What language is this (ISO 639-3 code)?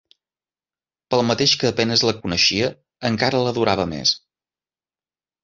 cat